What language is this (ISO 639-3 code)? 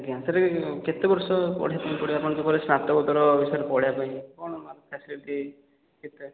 ori